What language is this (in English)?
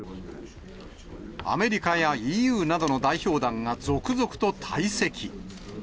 Japanese